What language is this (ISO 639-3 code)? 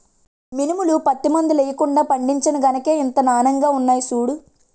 tel